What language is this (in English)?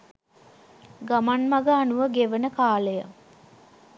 Sinhala